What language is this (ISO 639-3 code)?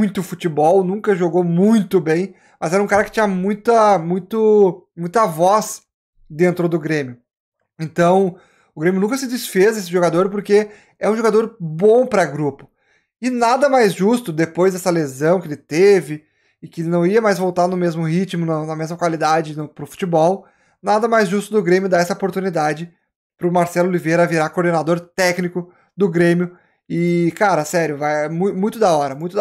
por